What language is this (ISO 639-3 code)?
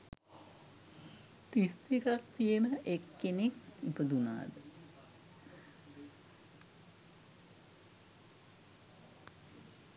sin